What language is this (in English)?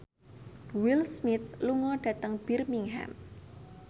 Javanese